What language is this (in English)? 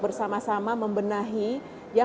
Indonesian